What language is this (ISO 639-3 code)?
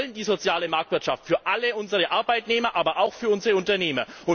deu